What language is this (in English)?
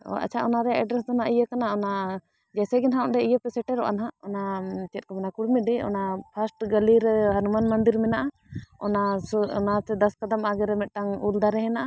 Santali